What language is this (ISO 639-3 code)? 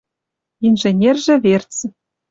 mrj